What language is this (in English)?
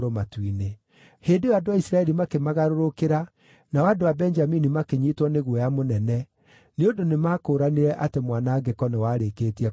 Kikuyu